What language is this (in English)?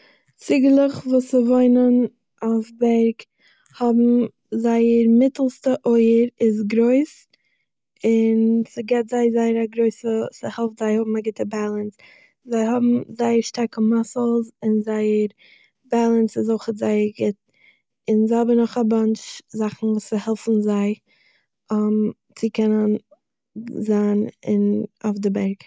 Yiddish